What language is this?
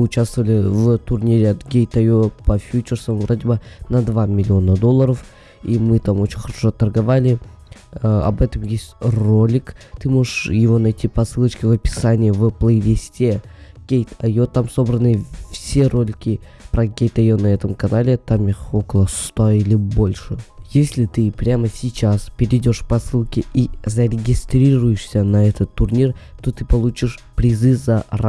Russian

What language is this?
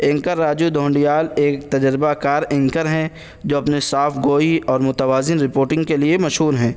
Urdu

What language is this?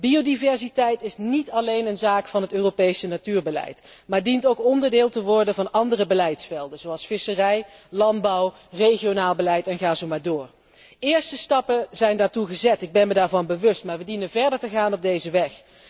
Dutch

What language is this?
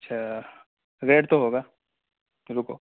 Urdu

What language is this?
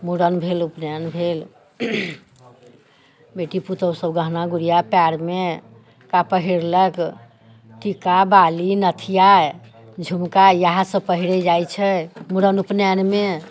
Maithili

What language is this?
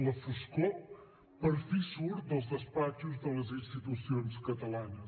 Catalan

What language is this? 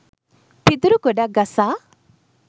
Sinhala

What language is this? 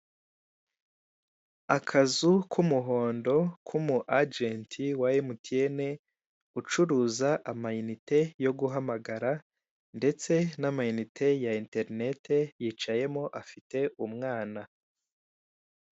Kinyarwanda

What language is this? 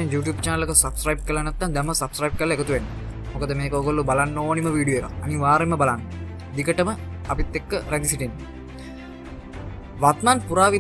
Indonesian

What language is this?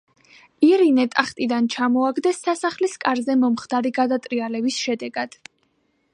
Georgian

